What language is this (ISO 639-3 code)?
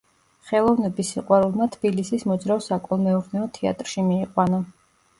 kat